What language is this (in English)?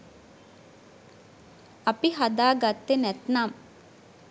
Sinhala